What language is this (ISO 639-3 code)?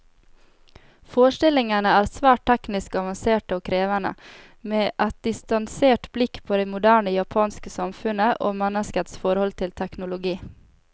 nor